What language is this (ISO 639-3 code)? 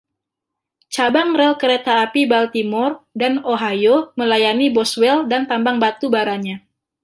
ind